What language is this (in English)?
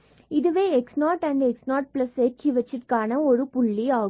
Tamil